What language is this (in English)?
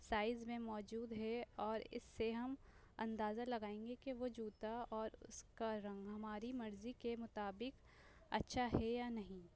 Urdu